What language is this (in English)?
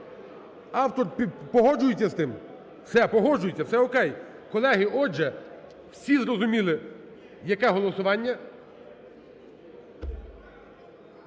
Ukrainian